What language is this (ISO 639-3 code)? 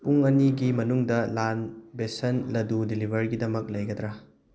mni